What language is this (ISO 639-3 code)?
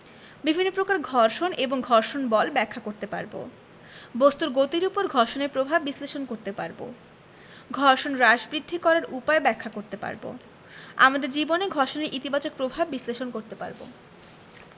ben